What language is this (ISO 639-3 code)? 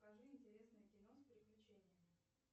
rus